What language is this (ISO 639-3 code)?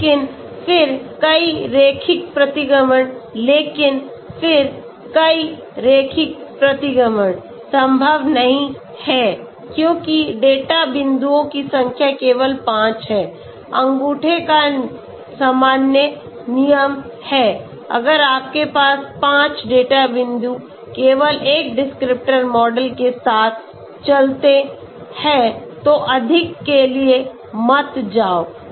hin